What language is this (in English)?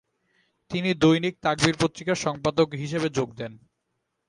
Bangla